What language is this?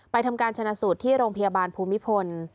Thai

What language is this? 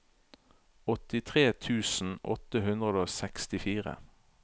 Norwegian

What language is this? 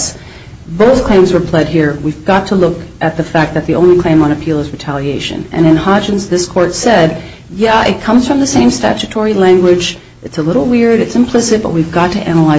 English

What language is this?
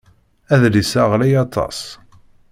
Kabyle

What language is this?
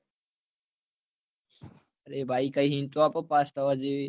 Gujarati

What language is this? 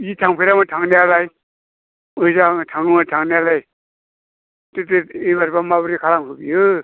Bodo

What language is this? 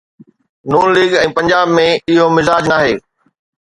Sindhi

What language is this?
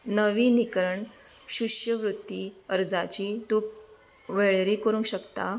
Konkani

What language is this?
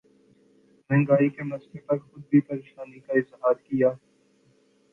Urdu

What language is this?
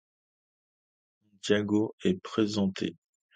French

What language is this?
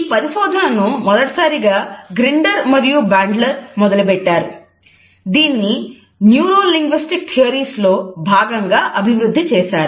Telugu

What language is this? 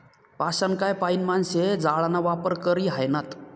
Marathi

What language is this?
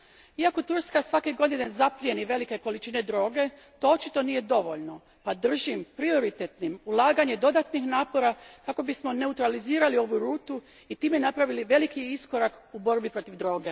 Croatian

